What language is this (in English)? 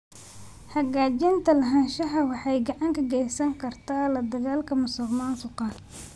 Somali